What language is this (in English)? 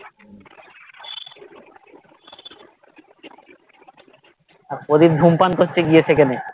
Bangla